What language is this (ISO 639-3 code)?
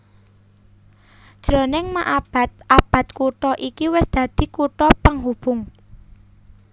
jav